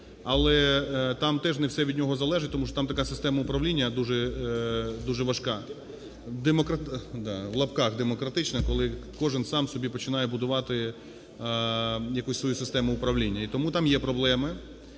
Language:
Ukrainian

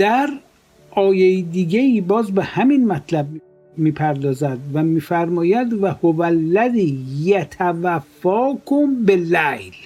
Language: Persian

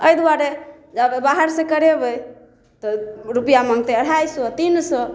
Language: Maithili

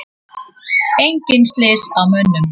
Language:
Icelandic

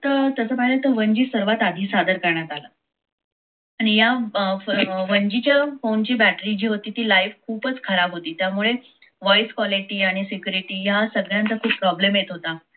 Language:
Marathi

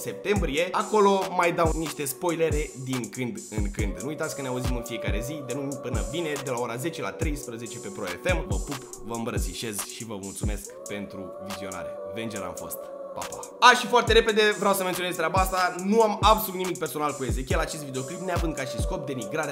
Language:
Romanian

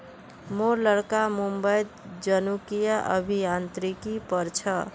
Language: Magahi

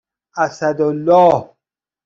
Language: Persian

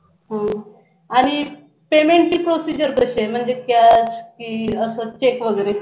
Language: Marathi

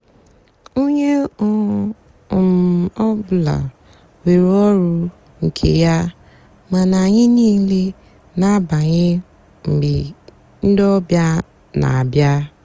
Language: Igbo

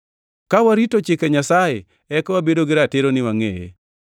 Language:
Luo (Kenya and Tanzania)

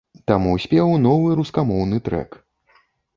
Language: Belarusian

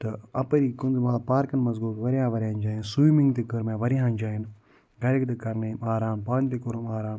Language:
Kashmiri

